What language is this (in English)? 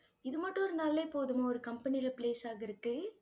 Tamil